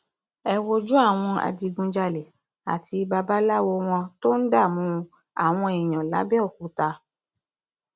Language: Yoruba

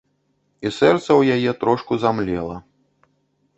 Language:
Belarusian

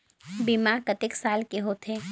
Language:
Chhattisgarhi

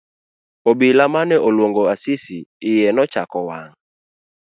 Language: Luo (Kenya and Tanzania)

